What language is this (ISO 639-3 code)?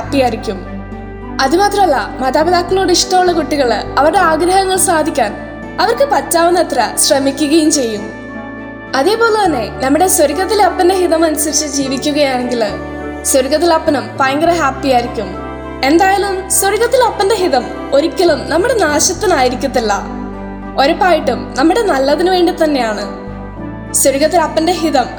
mal